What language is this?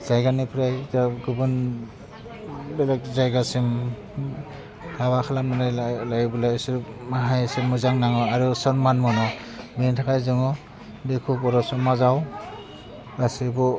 Bodo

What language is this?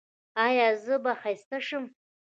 Pashto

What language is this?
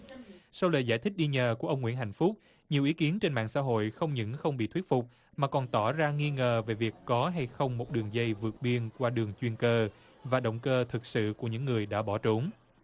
Vietnamese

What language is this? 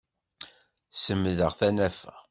Kabyle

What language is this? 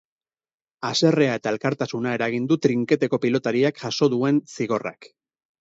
Basque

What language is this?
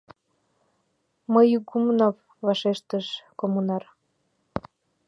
Mari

